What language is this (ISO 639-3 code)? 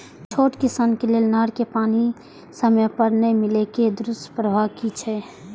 mai